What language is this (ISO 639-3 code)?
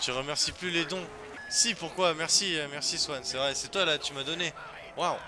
fra